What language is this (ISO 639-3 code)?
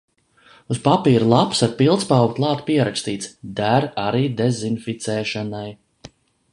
lav